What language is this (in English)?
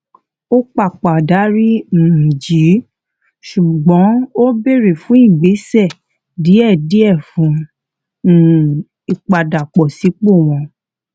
Yoruba